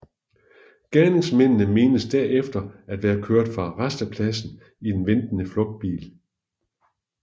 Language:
Danish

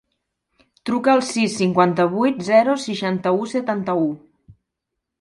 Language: Catalan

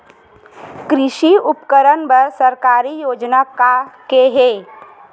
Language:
Chhattisgarhi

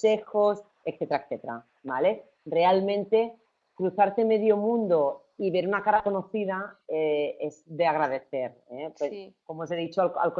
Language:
Spanish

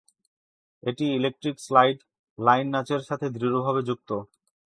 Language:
Bangla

